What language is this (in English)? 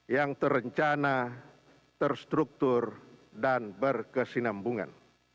Indonesian